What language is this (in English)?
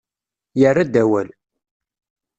Kabyle